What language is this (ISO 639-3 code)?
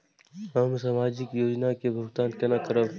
mai